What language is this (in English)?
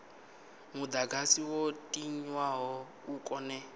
Venda